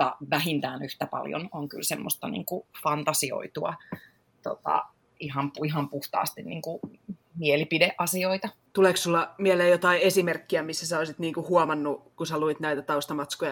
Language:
Finnish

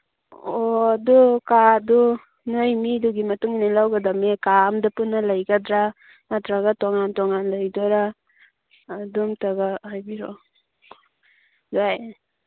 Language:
Manipuri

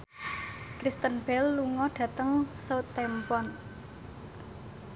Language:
Javanese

